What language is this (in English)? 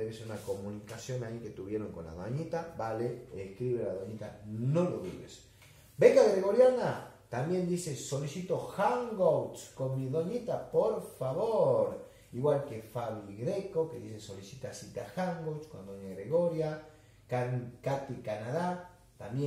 Spanish